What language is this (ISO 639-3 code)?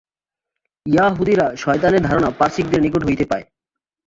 ben